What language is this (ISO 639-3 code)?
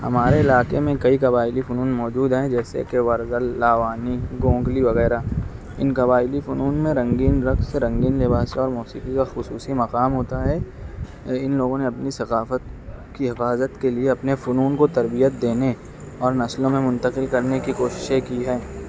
urd